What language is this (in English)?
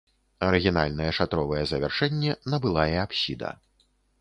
Belarusian